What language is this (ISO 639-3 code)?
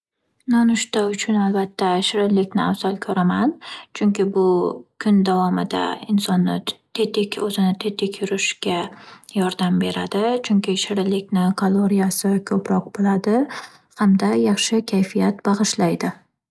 uzb